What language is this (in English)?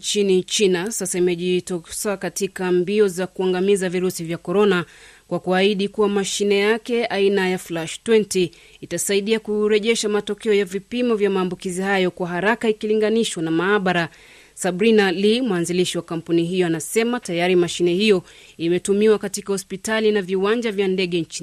Swahili